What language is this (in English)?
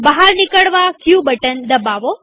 Gujarati